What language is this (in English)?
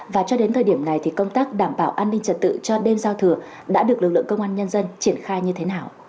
Vietnamese